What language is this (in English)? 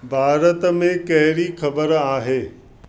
Sindhi